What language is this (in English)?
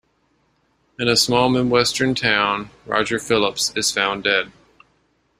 English